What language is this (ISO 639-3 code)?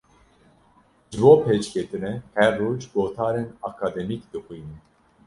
kur